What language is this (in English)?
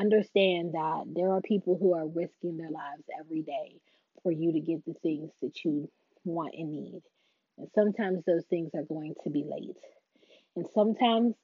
English